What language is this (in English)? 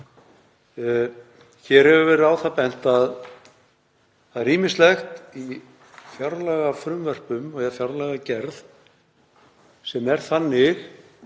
Icelandic